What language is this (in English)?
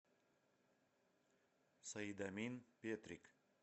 Russian